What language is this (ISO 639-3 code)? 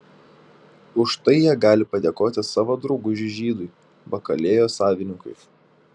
lit